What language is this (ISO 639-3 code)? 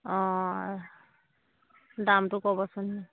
asm